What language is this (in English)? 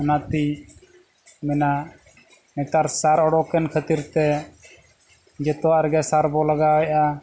Santali